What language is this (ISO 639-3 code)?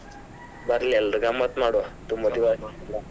kan